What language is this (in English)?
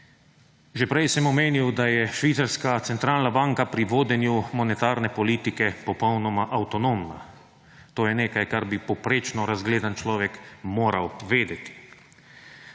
Slovenian